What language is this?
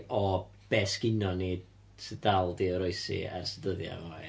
Welsh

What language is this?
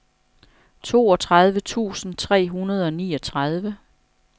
Danish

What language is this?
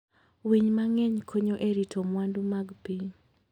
Luo (Kenya and Tanzania)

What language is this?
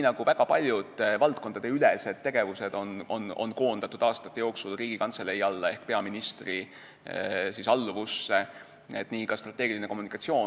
Estonian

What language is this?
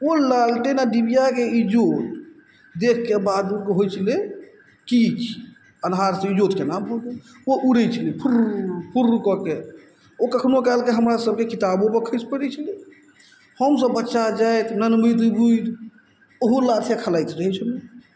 Maithili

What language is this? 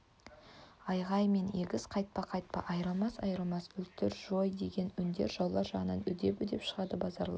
Kazakh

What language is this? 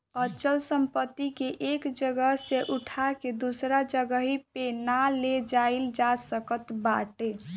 Bhojpuri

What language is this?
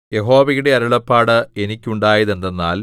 Malayalam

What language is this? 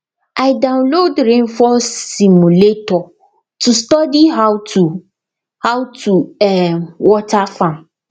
Nigerian Pidgin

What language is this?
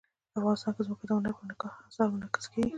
Pashto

